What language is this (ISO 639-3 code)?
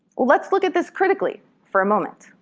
eng